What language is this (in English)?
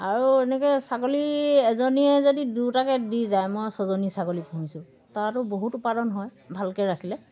Assamese